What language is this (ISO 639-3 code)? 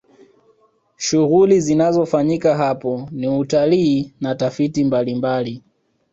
swa